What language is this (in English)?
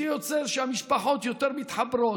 Hebrew